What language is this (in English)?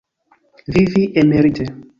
Esperanto